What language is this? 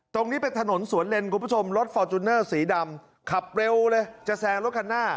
Thai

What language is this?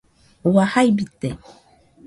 Nüpode Huitoto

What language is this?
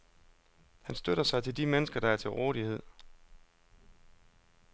Danish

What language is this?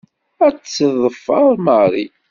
Kabyle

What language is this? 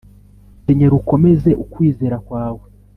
Kinyarwanda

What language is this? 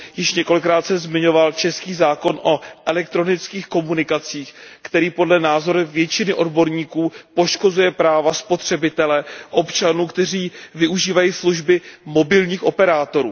Czech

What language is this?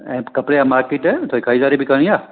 Sindhi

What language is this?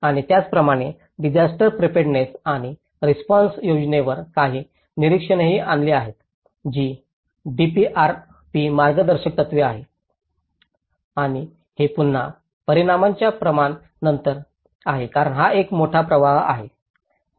Marathi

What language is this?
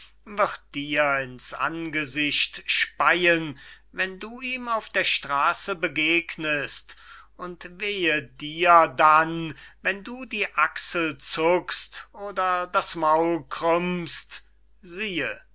German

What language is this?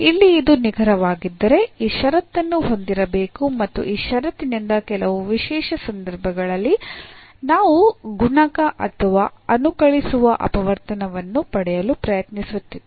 Kannada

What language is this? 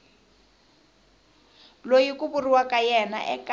Tsonga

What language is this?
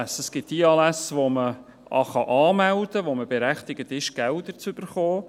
Swiss German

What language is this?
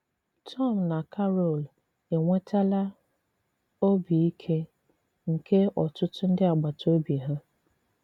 Igbo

